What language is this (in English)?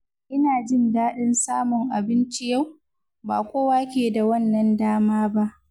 Hausa